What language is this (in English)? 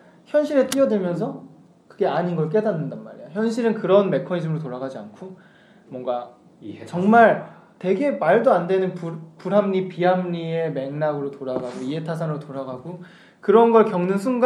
Korean